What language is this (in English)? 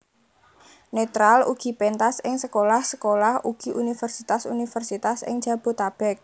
Javanese